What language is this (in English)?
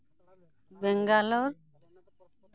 Santali